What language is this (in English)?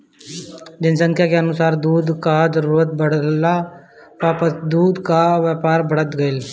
Bhojpuri